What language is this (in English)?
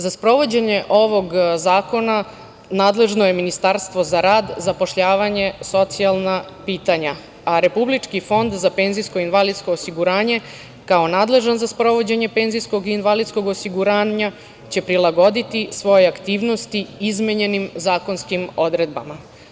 Serbian